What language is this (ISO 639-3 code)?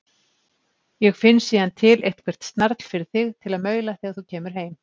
isl